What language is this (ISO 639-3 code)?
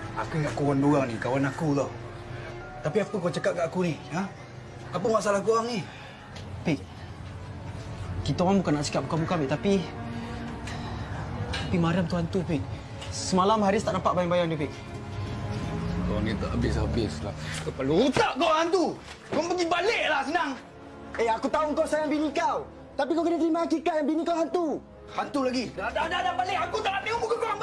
msa